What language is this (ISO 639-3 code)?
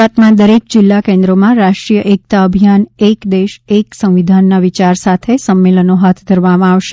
guj